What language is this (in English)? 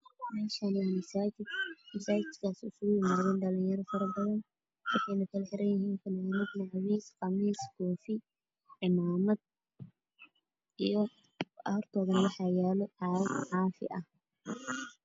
Somali